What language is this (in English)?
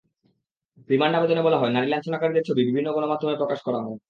Bangla